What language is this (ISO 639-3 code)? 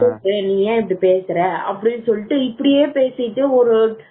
tam